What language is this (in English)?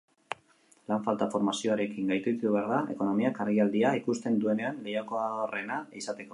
Basque